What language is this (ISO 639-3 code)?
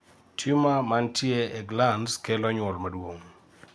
luo